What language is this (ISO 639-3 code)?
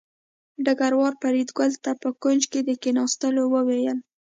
pus